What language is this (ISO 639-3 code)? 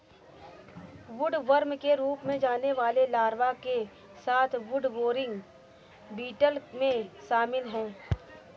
hin